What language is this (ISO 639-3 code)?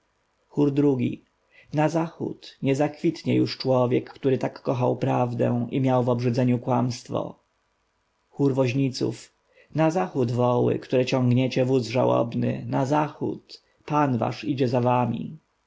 pol